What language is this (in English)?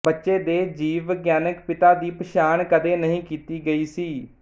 Punjabi